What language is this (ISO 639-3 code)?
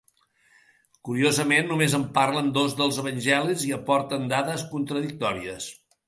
cat